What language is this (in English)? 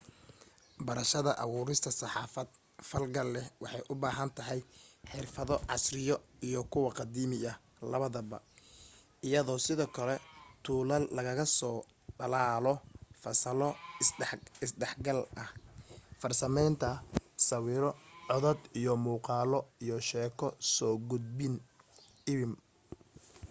Somali